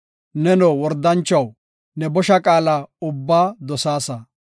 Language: Gofa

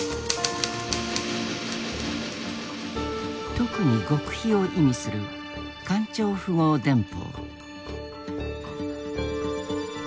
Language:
Japanese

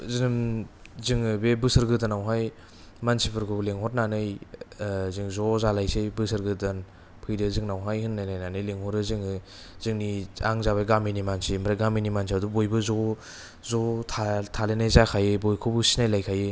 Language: Bodo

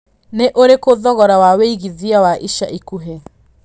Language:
Kikuyu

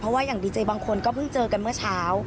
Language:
Thai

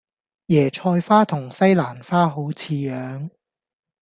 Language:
Cantonese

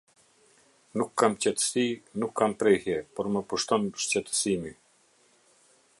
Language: Albanian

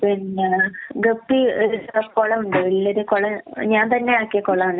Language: Malayalam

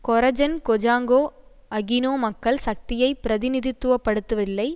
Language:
Tamil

